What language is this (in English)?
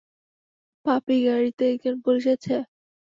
Bangla